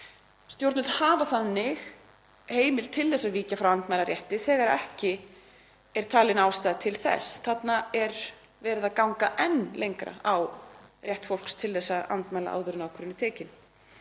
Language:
Icelandic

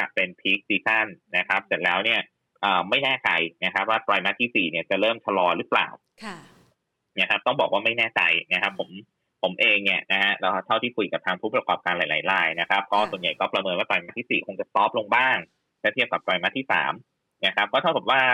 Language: Thai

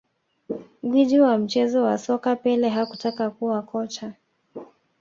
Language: Swahili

